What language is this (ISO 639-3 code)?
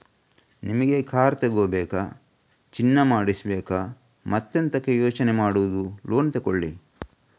kan